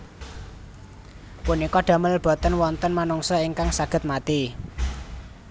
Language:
Javanese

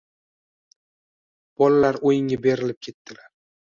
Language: Uzbek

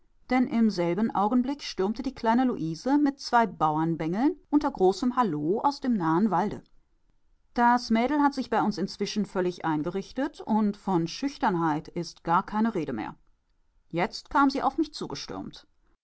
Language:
German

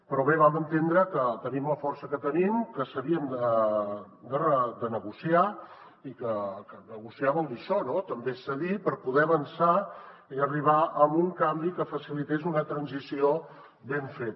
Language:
Catalan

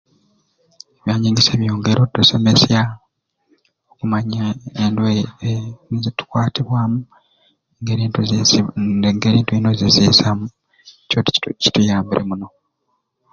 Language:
Ruuli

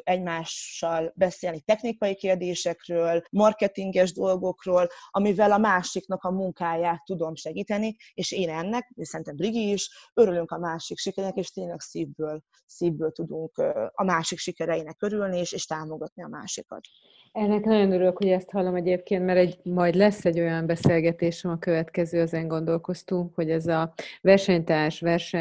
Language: Hungarian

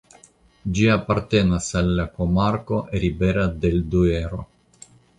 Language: Esperanto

